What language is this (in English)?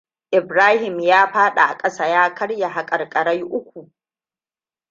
Hausa